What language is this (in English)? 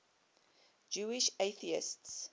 English